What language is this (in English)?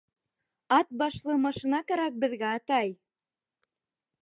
Bashkir